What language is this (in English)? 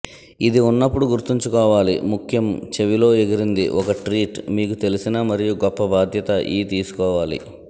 Telugu